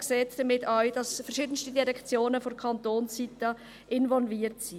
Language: Swiss German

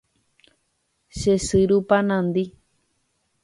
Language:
Guarani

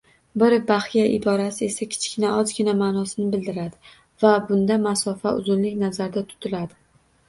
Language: Uzbek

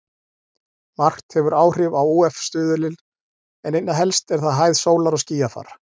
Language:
Icelandic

